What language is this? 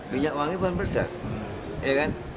Indonesian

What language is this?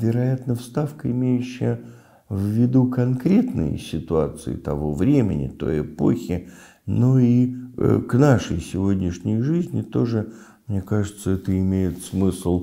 Russian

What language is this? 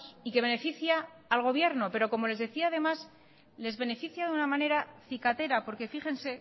Spanish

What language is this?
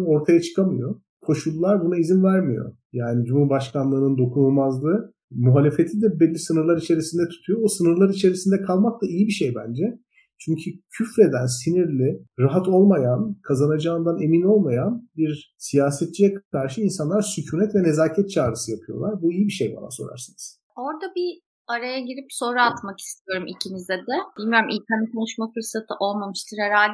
Turkish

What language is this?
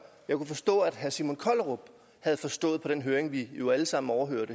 Danish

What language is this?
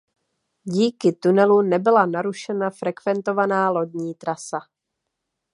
Czech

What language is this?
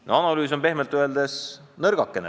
Estonian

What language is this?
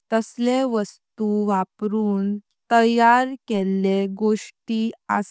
Konkani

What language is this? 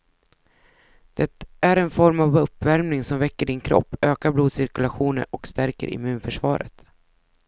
Swedish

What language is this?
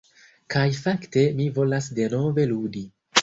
Esperanto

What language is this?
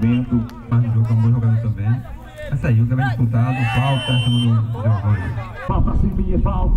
Portuguese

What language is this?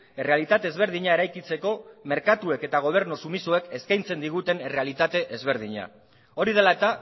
Basque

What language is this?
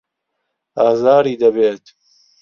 Central Kurdish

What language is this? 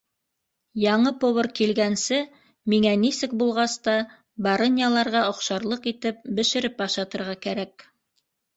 Bashkir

